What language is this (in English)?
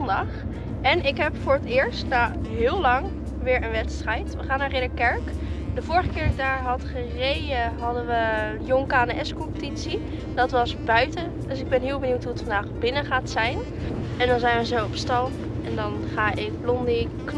Dutch